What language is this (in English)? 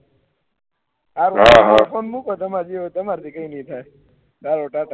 Gujarati